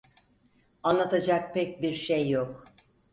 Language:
Turkish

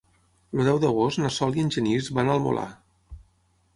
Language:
Catalan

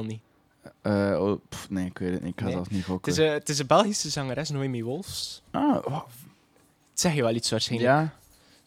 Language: Dutch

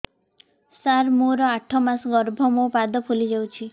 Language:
Odia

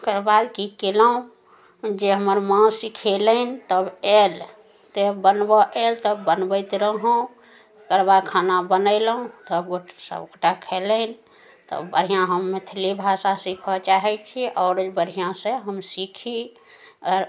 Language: Maithili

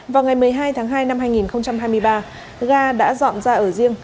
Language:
Vietnamese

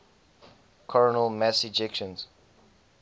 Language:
English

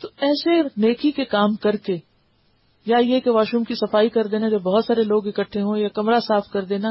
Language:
Urdu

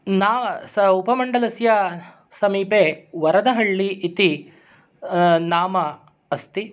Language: Sanskrit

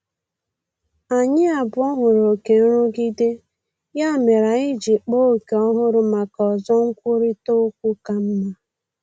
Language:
Igbo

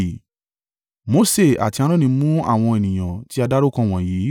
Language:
Yoruba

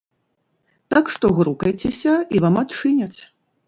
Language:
Belarusian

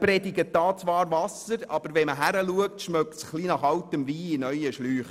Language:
Swiss German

